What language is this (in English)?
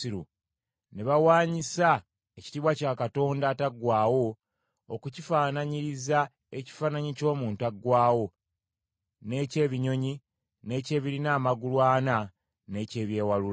Ganda